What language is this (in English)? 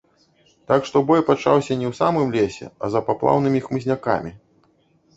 Belarusian